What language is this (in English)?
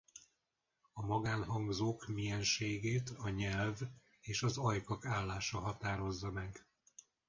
Hungarian